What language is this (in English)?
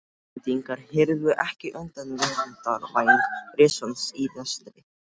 Icelandic